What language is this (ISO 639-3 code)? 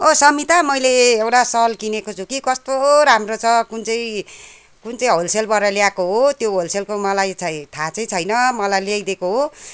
nep